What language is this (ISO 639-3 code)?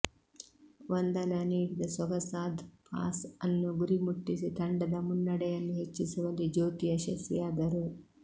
kan